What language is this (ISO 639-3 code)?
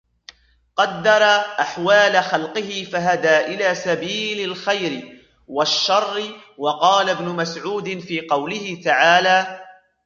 ara